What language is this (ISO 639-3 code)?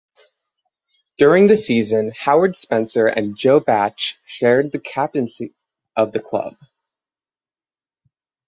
eng